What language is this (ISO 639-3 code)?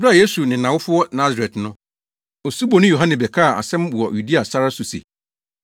aka